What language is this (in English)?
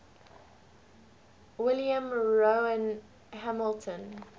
English